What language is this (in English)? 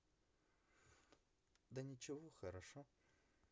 Russian